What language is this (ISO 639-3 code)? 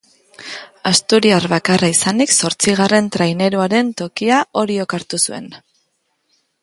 eus